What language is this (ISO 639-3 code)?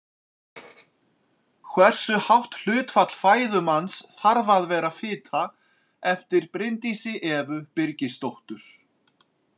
isl